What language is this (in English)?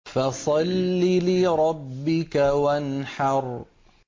Arabic